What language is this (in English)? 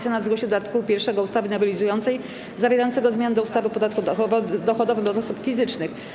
Polish